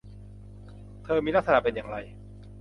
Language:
Thai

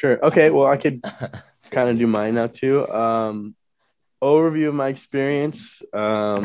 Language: English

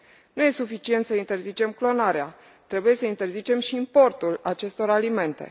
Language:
Romanian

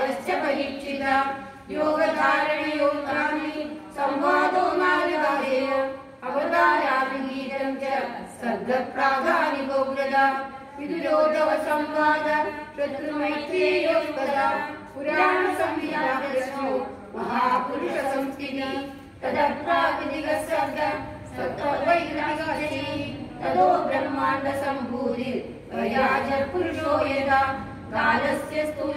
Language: Hindi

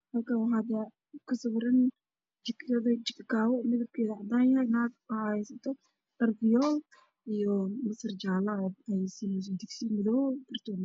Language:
Somali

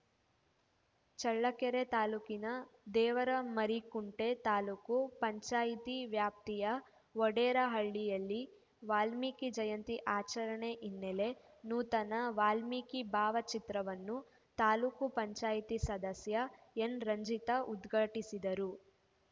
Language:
Kannada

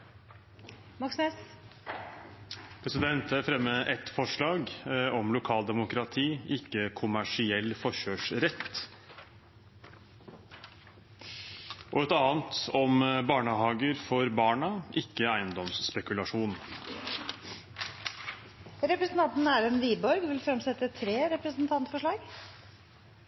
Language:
Norwegian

